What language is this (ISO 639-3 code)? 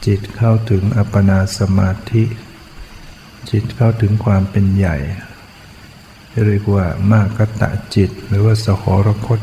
tha